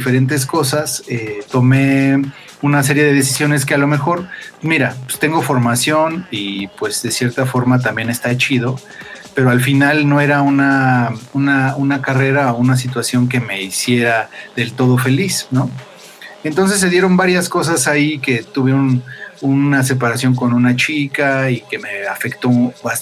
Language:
Spanish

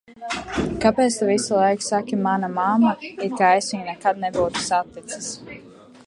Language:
Latvian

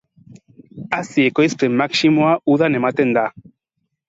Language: Basque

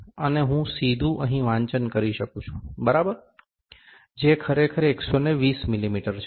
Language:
Gujarati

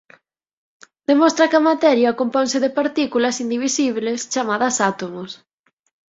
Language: Galician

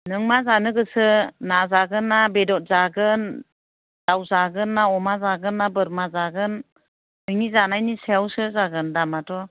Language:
Bodo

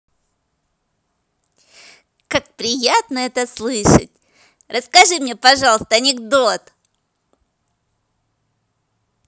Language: Russian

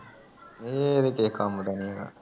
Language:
Punjabi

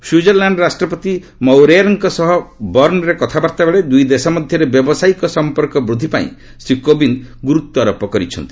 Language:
Odia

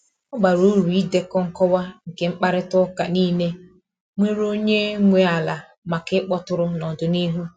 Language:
Igbo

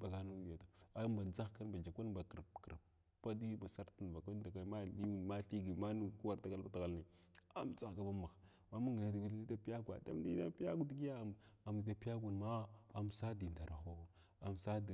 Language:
Glavda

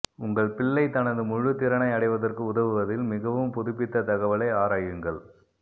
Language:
Tamil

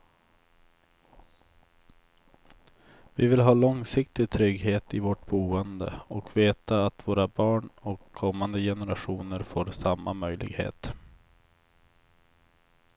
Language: Swedish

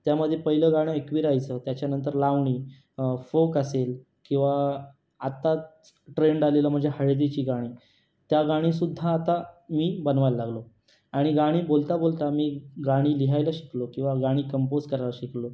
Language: Marathi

